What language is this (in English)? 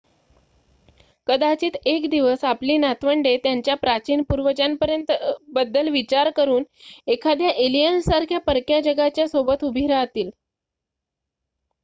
Marathi